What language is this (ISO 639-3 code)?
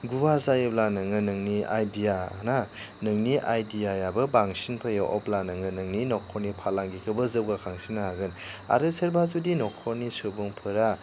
brx